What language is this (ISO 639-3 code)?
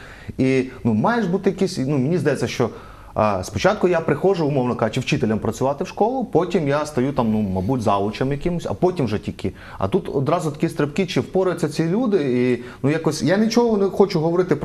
ukr